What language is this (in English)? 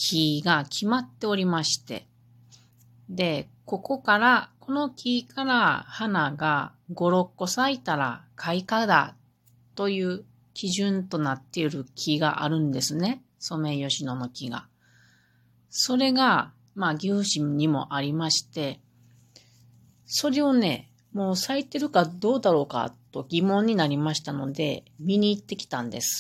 Japanese